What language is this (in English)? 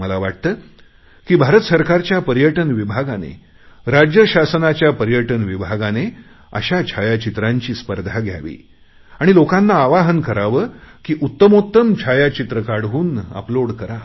Marathi